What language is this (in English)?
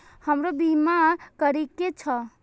Maithili